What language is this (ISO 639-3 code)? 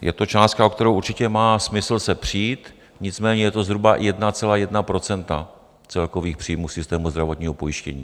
ces